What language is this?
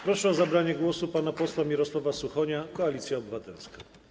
Polish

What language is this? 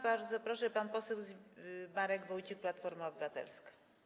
Polish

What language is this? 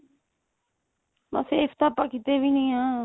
Punjabi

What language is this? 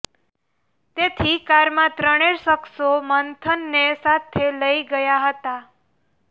Gujarati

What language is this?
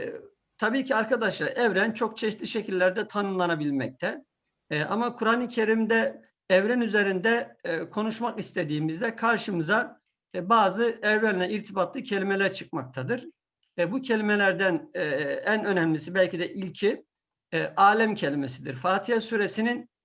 Turkish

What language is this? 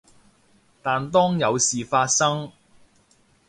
Cantonese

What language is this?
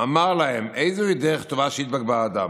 Hebrew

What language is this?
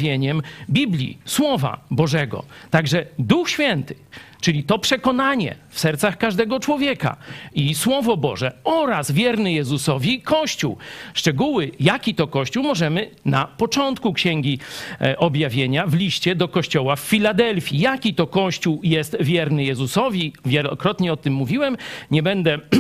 Polish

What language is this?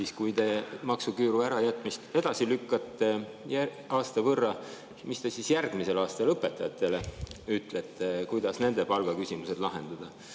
Estonian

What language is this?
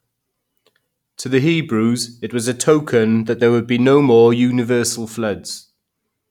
English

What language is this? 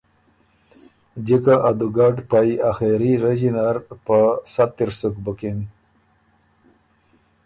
Ormuri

